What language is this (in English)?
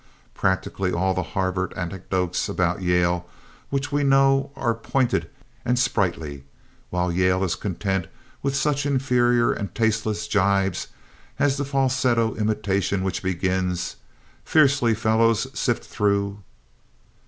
English